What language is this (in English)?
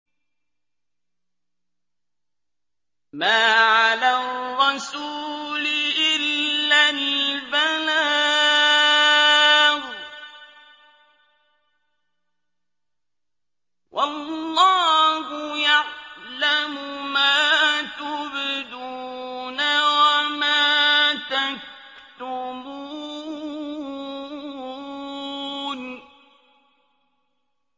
Arabic